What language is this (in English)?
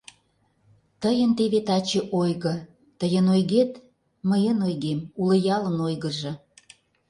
Mari